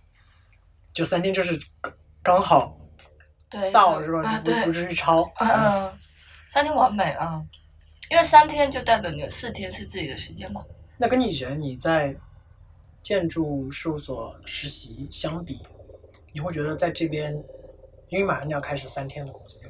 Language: Chinese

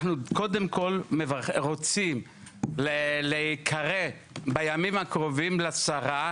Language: Hebrew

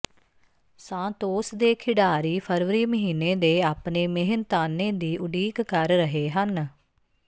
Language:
Punjabi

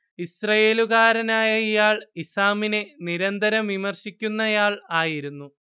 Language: Malayalam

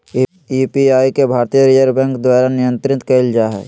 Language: Magahi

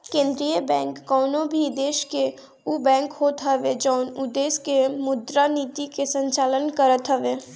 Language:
Bhojpuri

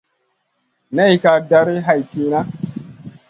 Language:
Masana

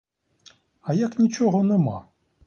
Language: Ukrainian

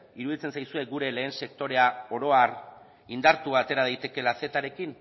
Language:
Basque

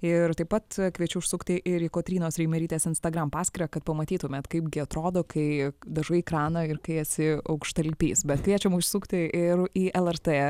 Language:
Lithuanian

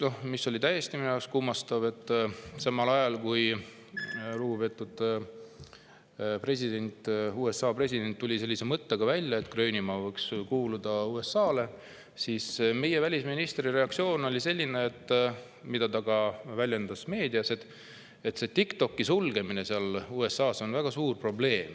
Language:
Estonian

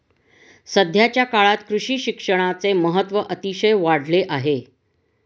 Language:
Marathi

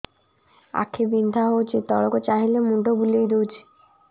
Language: Odia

